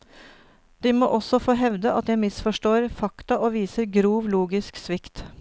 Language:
Norwegian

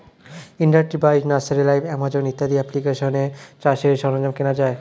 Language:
Bangla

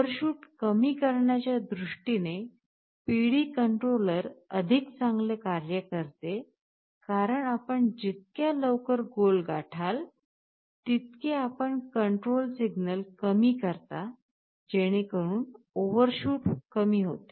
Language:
Marathi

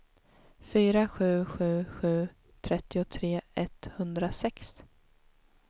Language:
Swedish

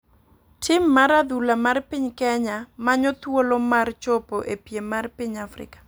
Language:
Luo (Kenya and Tanzania)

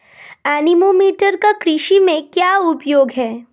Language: Hindi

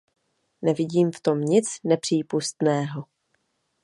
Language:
Czech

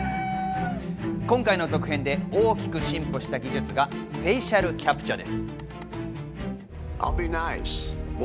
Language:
Japanese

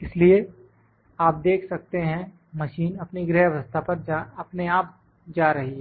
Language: Hindi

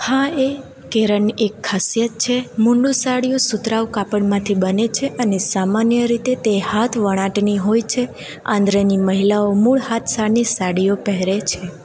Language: Gujarati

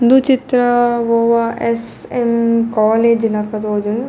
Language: Tulu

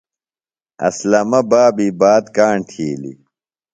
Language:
Phalura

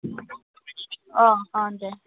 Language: Bodo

